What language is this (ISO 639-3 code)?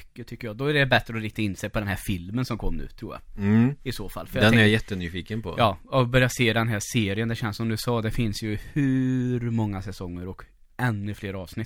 swe